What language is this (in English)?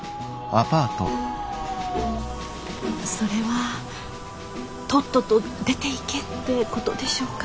Japanese